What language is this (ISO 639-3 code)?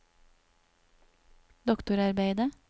nor